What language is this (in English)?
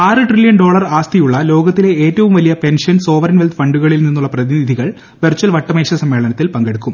Malayalam